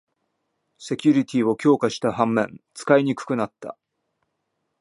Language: Japanese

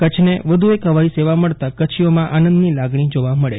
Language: Gujarati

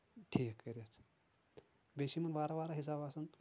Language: Kashmiri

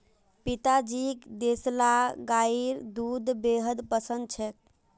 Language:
Magahi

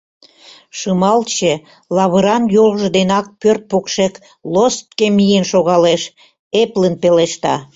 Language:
Mari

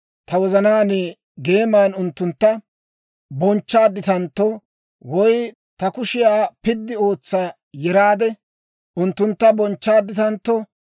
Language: Dawro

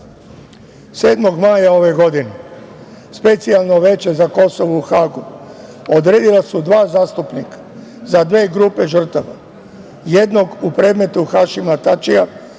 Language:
Serbian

